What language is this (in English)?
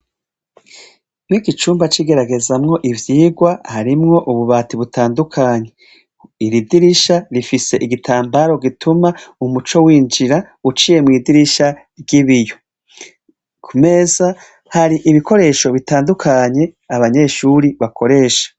Rundi